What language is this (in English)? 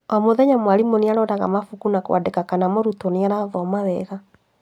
Kikuyu